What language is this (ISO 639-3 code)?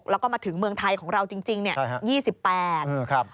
tha